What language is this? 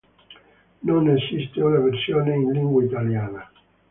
Italian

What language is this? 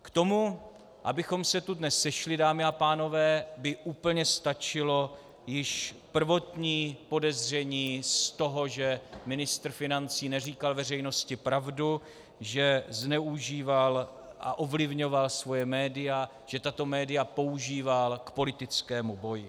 Czech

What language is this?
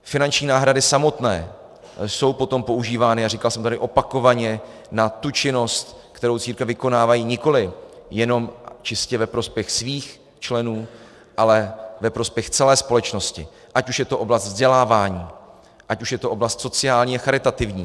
Czech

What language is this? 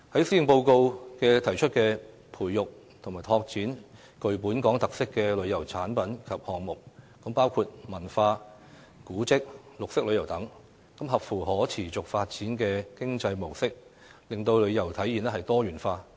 Cantonese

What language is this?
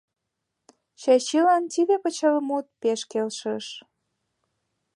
Mari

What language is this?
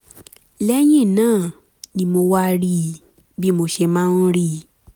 Yoruba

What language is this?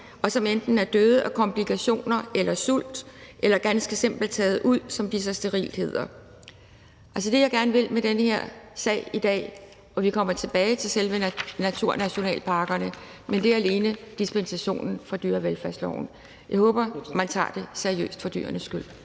Danish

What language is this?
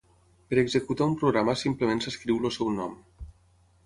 Catalan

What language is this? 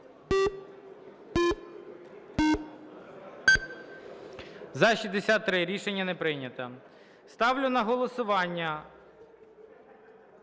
Ukrainian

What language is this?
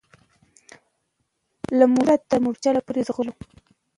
Pashto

